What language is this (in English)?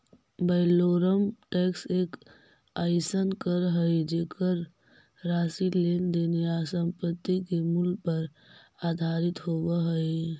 Magahi